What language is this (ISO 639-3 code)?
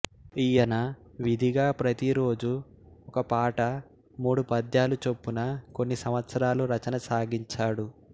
tel